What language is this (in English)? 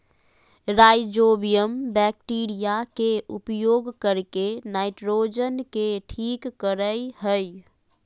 Magahi